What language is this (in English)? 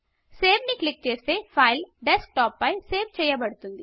Telugu